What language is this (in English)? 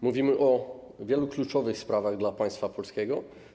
Polish